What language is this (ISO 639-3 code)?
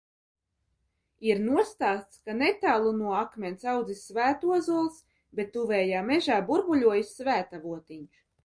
lav